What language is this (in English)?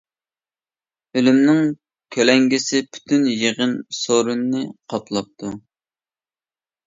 Uyghur